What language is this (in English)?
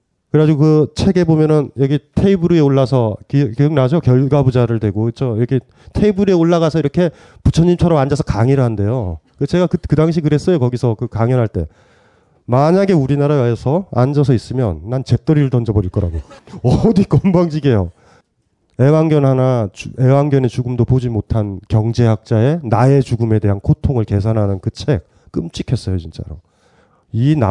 Korean